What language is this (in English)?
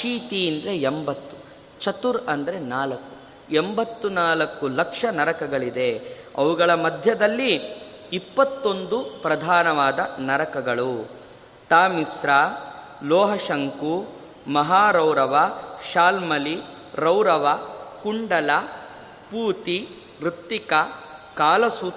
Kannada